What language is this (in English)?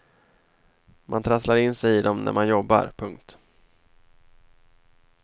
Swedish